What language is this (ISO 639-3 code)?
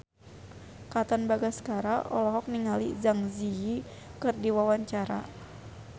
sun